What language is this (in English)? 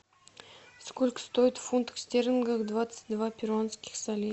Russian